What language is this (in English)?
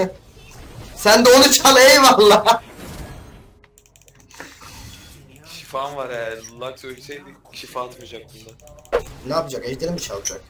Turkish